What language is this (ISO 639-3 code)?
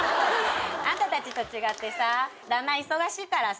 jpn